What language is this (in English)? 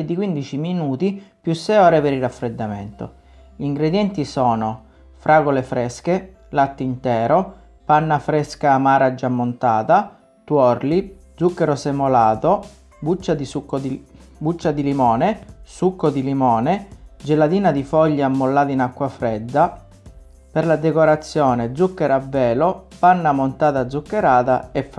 Italian